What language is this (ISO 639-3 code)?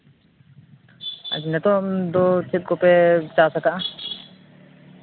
sat